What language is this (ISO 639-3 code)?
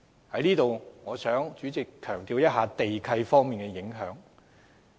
yue